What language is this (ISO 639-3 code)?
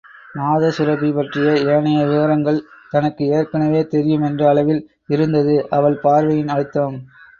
tam